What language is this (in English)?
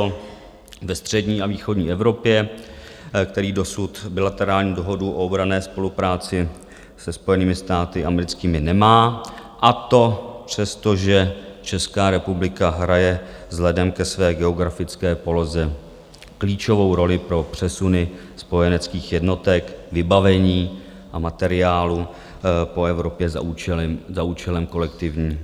Czech